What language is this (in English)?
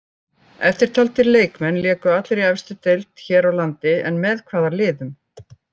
Icelandic